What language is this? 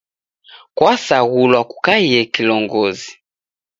Taita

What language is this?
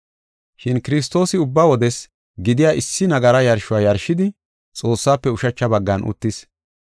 Gofa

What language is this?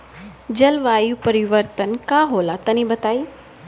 Bhojpuri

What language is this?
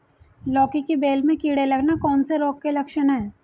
Hindi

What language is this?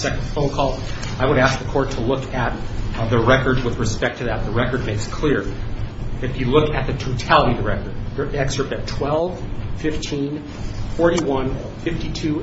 English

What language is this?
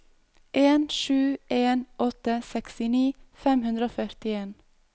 Norwegian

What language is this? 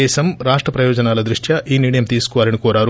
Telugu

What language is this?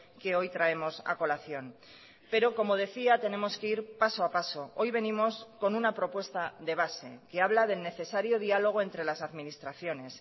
Spanish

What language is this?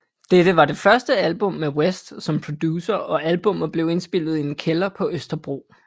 Danish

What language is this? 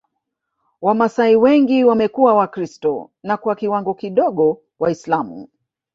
Swahili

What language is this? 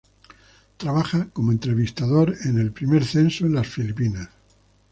Spanish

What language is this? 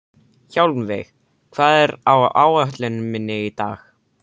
Icelandic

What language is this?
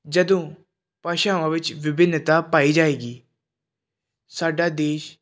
Punjabi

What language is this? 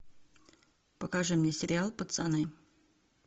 Russian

